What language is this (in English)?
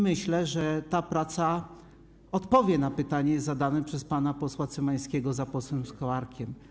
Polish